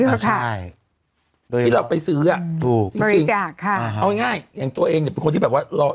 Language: Thai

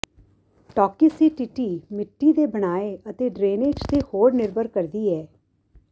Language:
Punjabi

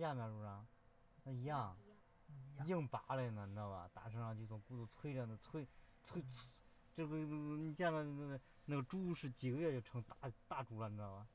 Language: Chinese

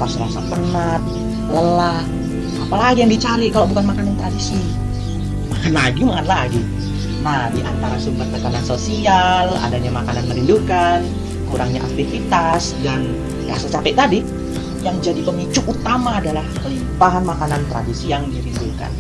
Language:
Indonesian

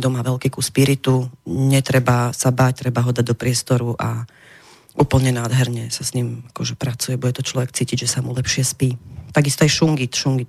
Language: Slovak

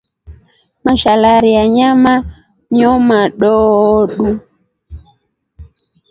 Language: Rombo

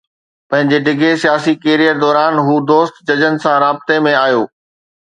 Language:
Sindhi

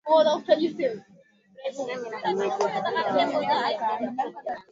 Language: Swahili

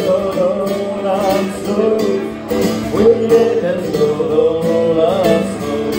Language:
Romanian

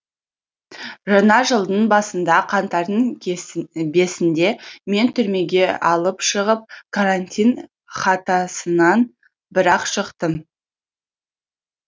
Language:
Kazakh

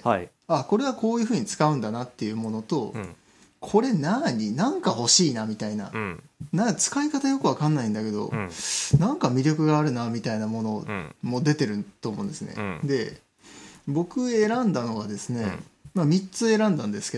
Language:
Japanese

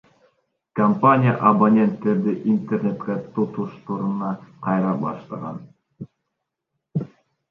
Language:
Kyrgyz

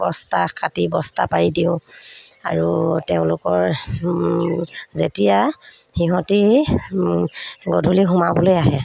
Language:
Assamese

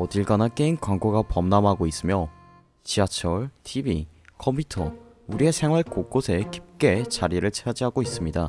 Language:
Korean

